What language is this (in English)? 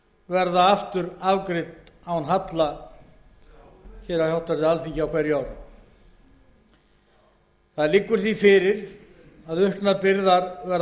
Icelandic